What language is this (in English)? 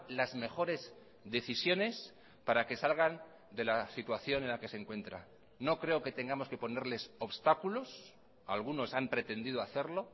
Spanish